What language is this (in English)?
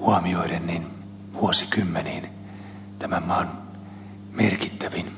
Finnish